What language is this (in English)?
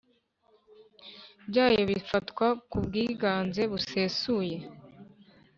Kinyarwanda